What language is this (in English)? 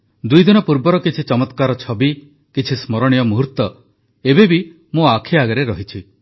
Odia